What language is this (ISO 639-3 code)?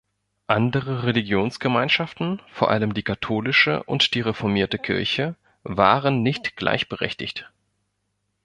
deu